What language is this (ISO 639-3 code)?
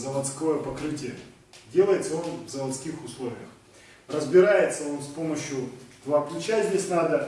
rus